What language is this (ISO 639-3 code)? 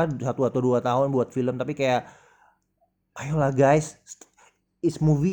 ind